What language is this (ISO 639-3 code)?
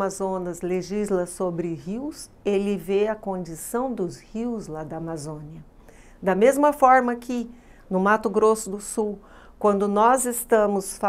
por